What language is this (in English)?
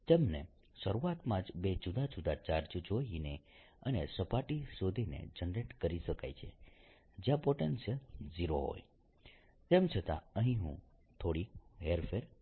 Gujarati